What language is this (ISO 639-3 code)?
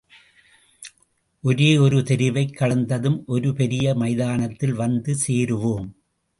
tam